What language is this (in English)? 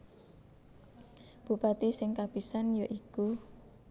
Javanese